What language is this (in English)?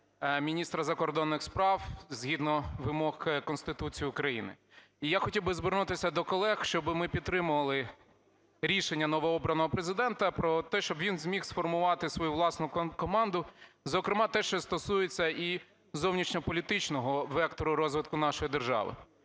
Ukrainian